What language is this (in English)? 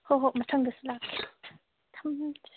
Manipuri